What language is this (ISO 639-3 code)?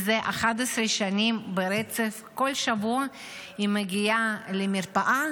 heb